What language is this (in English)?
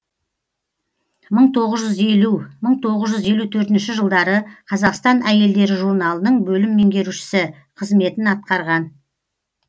Kazakh